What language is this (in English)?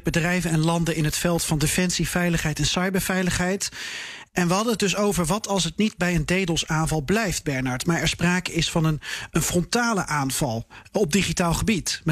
Dutch